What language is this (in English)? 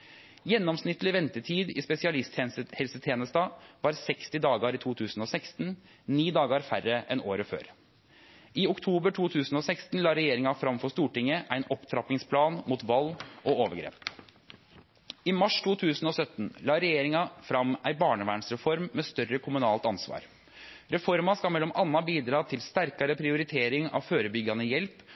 Norwegian Nynorsk